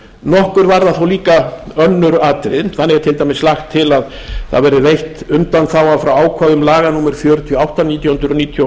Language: Icelandic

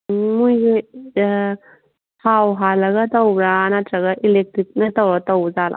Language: Manipuri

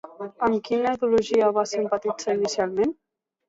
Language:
Catalan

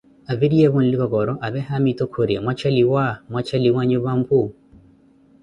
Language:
Koti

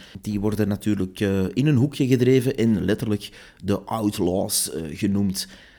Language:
Dutch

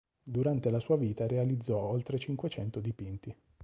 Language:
Italian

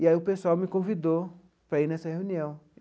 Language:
Portuguese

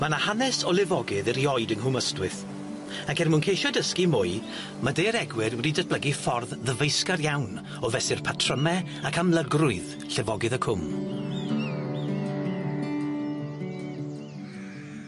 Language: Welsh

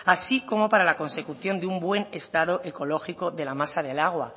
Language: Spanish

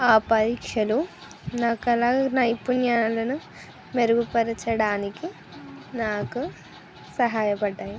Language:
Telugu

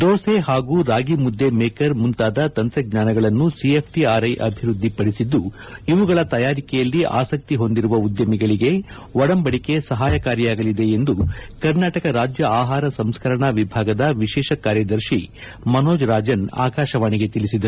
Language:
Kannada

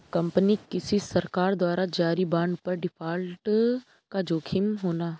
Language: Hindi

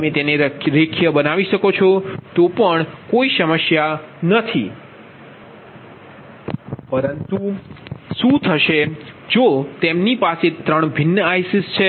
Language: Gujarati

